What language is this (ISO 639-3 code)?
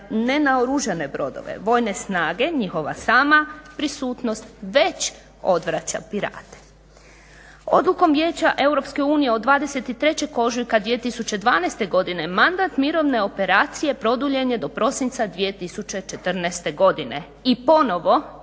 hrv